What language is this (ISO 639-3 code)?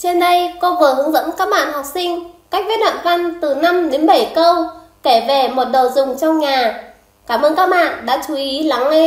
vie